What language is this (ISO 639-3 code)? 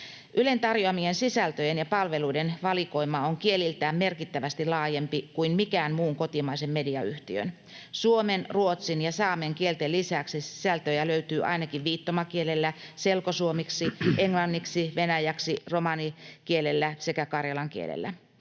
fin